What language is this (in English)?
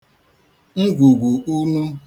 Igbo